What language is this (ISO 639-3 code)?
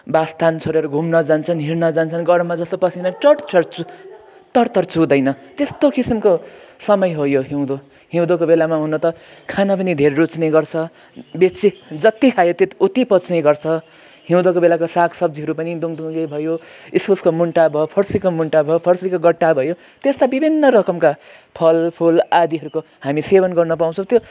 nep